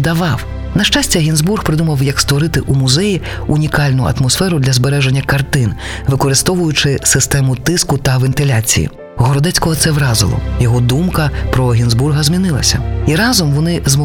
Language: Ukrainian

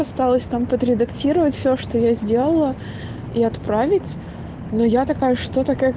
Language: Russian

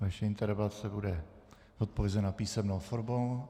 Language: Czech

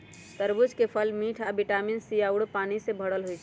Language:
Magahi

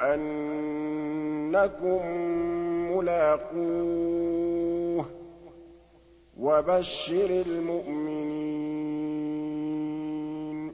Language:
Arabic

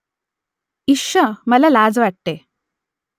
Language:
Marathi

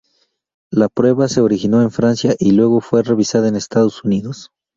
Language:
Spanish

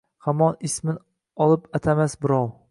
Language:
Uzbek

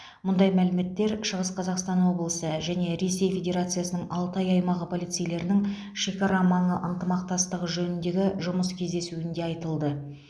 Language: Kazakh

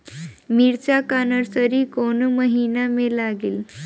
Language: Bhojpuri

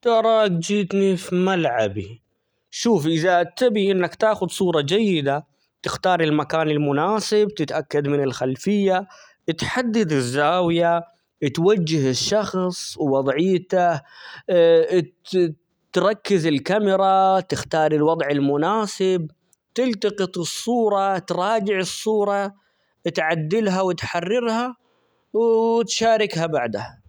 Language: Omani Arabic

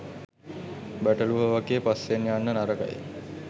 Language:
Sinhala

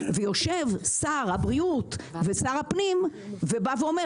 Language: Hebrew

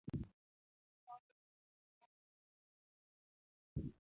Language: Luo (Kenya and Tanzania)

